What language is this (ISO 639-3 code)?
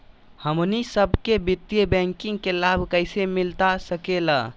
mag